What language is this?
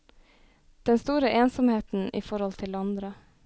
Norwegian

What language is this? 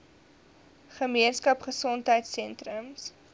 Afrikaans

